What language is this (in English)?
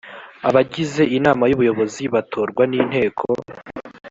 Kinyarwanda